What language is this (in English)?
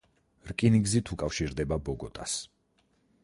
Georgian